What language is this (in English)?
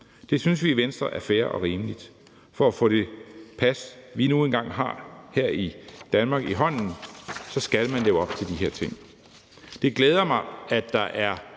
Danish